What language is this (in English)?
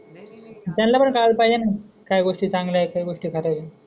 Marathi